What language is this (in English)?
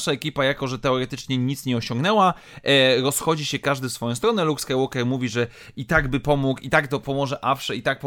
Polish